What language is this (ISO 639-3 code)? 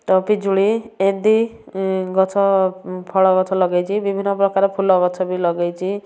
ori